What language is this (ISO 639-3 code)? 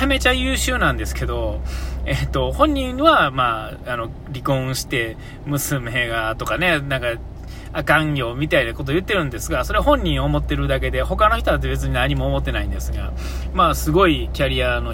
jpn